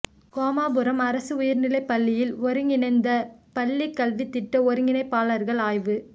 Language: Tamil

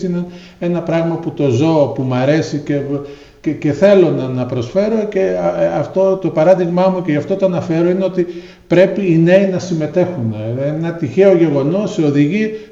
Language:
Greek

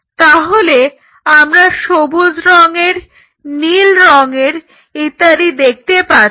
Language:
Bangla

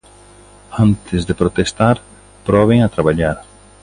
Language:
Galician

